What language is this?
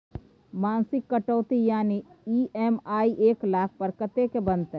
Maithili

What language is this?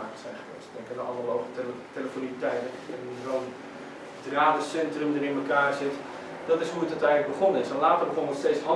Dutch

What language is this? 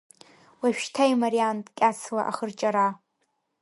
Abkhazian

